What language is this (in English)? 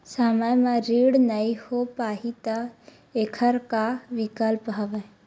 Chhattisgarhi